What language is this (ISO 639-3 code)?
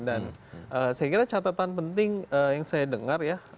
ind